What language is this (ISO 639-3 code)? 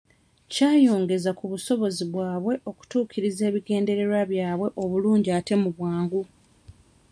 lug